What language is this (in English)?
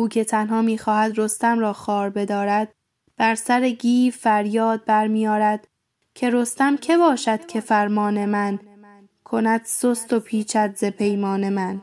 Persian